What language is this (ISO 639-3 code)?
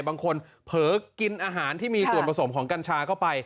tha